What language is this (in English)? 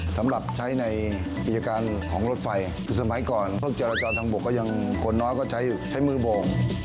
Thai